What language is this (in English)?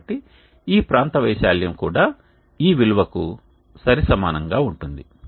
Telugu